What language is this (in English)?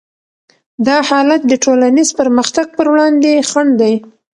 Pashto